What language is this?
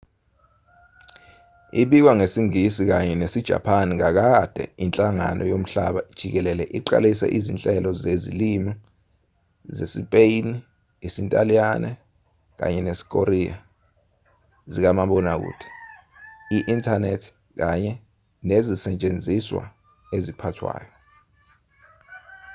Zulu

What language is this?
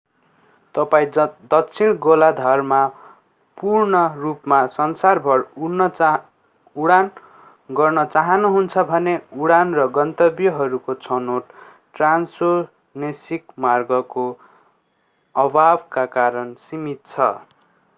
Nepali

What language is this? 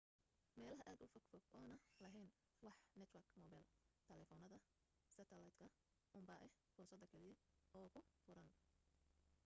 Somali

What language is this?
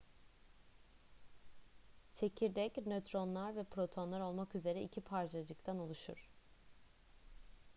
Turkish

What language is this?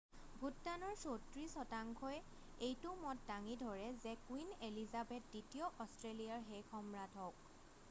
Assamese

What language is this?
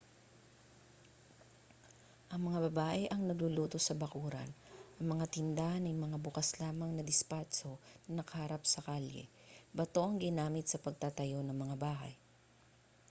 Filipino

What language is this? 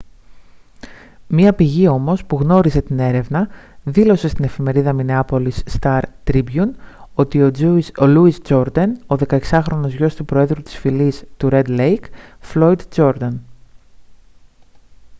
Greek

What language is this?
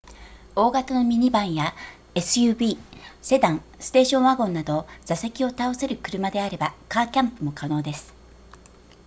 Japanese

